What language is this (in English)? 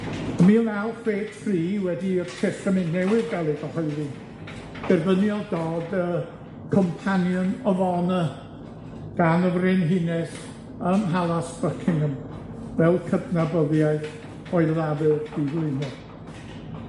Welsh